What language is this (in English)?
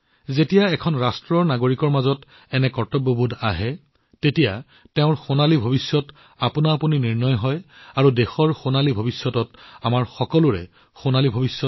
Assamese